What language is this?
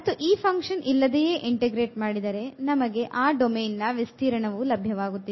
Kannada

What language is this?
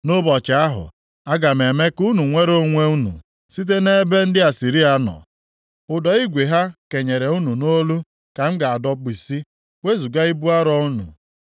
Igbo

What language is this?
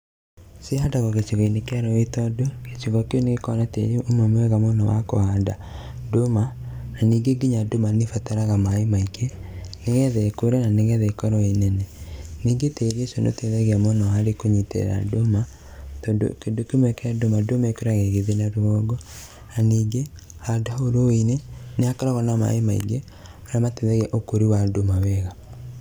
Kikuyu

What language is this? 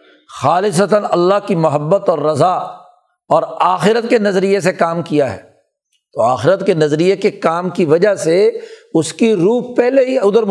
Urdu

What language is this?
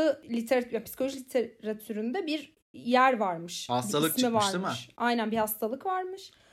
Turkish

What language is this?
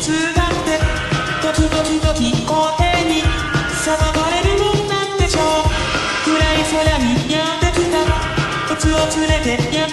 Thai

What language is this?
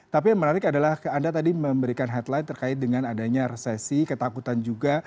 Indonesian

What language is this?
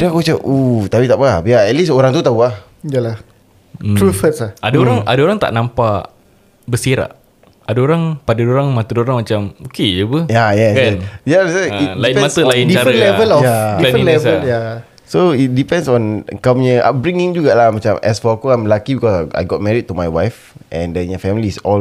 Malay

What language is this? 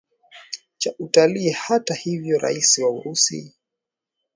Swahili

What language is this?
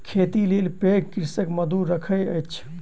Maithili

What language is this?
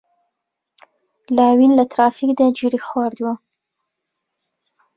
Central Kurdish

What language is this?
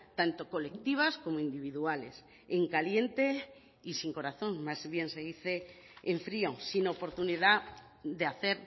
Spanish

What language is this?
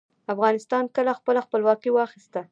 Pashto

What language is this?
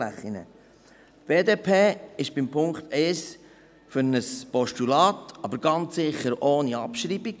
Swiss German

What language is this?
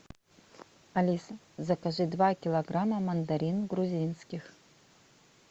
Russian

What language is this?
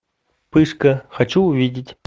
Russian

